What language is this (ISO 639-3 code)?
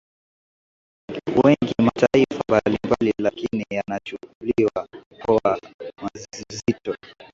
swa